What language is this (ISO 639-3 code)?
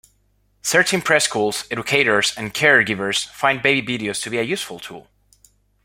eng